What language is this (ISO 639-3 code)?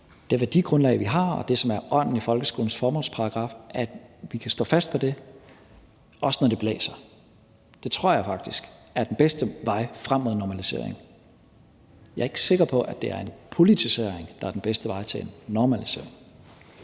dan